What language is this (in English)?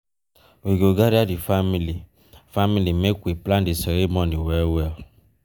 Nigerian Pidgin